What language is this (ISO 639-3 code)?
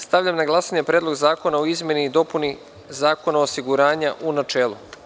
srp